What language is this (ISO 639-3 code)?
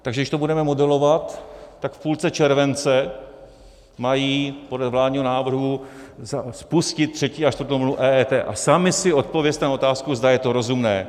ces